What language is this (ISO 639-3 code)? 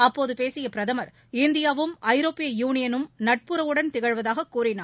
tam